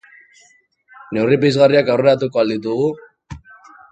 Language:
Basque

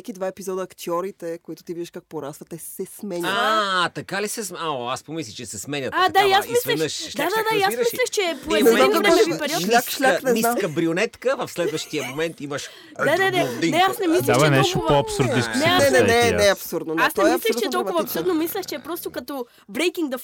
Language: Bulgarian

